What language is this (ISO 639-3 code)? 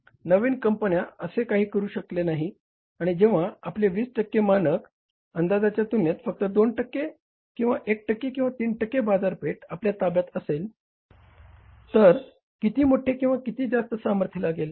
mar